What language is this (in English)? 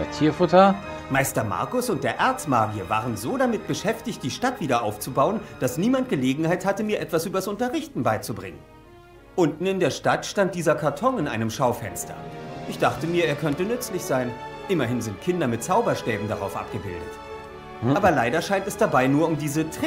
German